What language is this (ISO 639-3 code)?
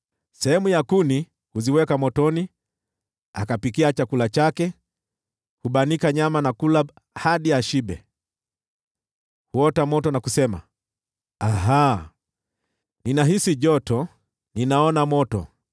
swa